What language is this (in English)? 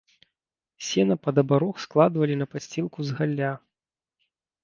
Belarusian